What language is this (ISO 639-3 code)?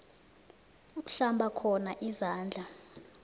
nbl